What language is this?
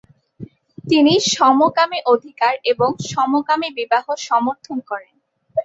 Bangla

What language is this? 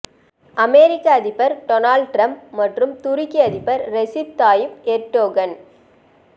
Tamil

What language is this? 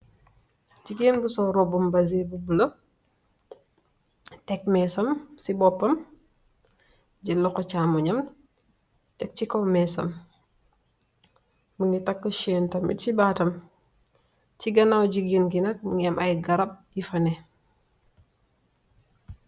Wolof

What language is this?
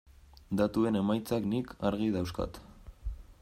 Basque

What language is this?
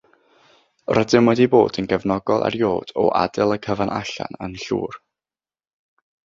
Welsh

